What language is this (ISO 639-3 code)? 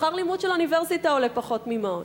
heb